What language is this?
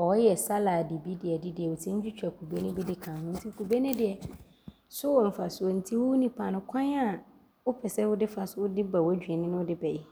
Abron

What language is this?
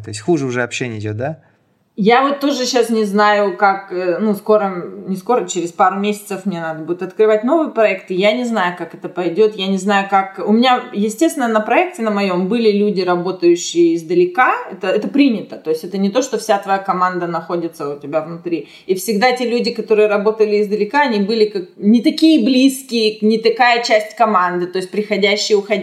Russian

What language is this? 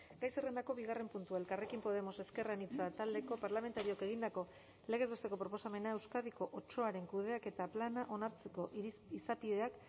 Basque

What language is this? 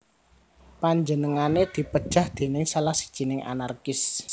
Javanese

